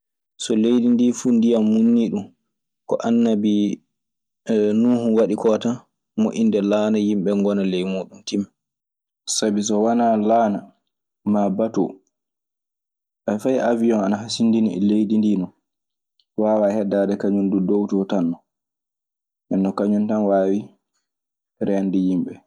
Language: Maasina Fulfulde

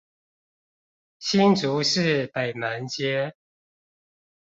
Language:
Chinese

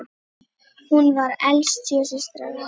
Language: Icelandic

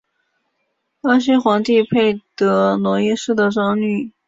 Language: Chinese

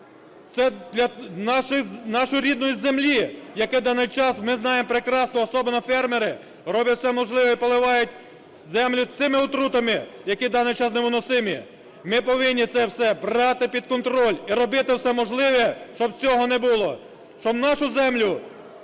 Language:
Ukrainian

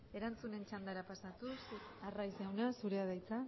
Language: Basque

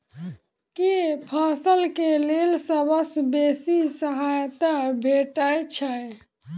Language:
Maithili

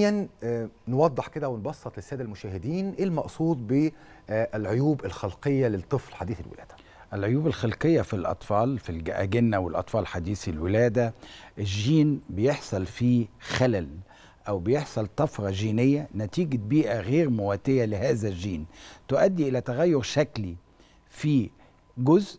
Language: Arabic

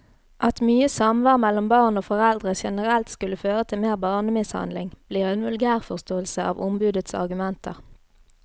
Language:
Norwegian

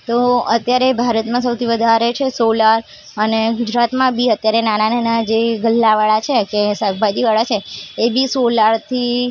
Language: Gujarati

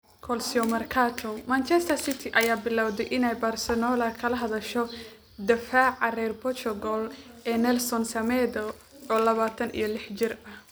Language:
Somali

